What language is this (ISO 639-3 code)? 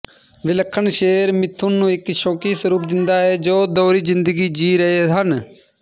pan